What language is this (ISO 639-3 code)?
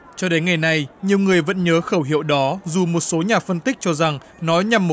vie